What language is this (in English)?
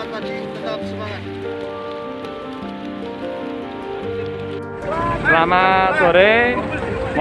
Indonesian